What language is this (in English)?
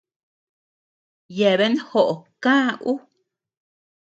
Tepeuxila Cuicatec